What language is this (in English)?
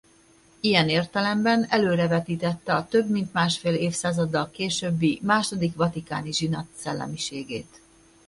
Hungarian